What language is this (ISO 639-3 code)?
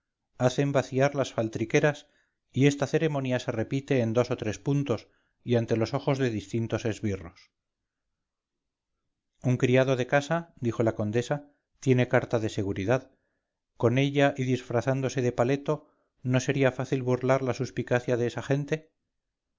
spa